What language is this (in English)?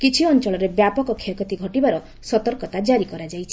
Odia